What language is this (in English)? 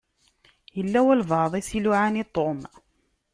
Kabyle